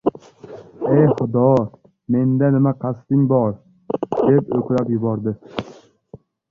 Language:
Uzbek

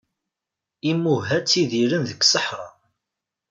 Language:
Kabyle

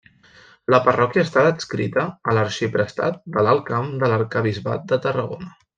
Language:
Catalan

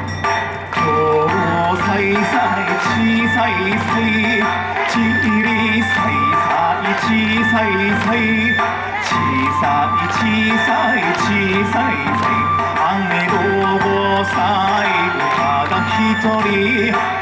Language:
Japanese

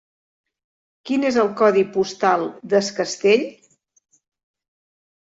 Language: Catalan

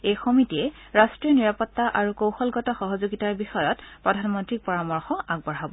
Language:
Assamese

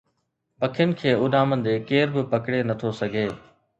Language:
Sindhi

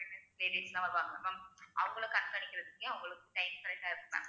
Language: Tamil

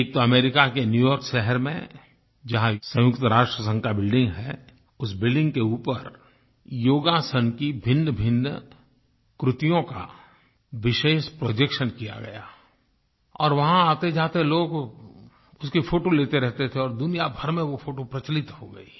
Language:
Hindi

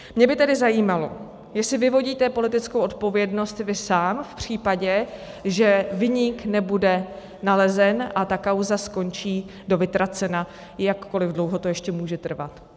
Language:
Czech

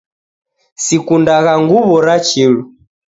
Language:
Taita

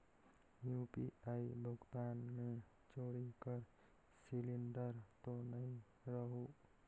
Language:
Chhattisgarhi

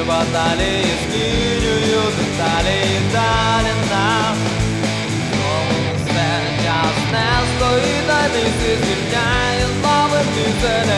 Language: Ukrainian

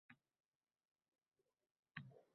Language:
Uzbek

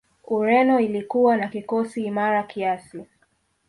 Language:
Swahili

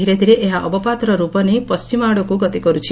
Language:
Odia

